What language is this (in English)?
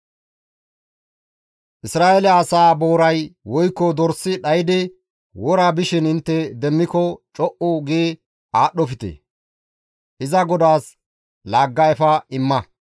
Gamo